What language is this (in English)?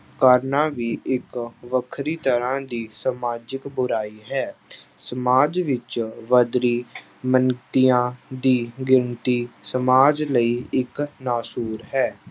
Punjabi